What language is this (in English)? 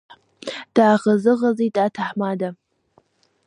Abkhazian